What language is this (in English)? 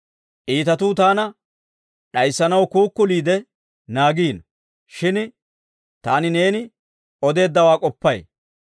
Dawro